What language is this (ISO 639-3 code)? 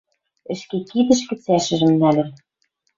mrj